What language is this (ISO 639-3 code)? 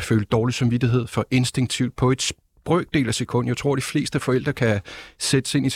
dan